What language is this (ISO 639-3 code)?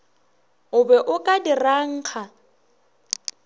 nso